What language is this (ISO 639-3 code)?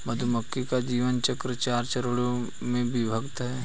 hin